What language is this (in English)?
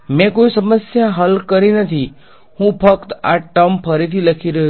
Gujarati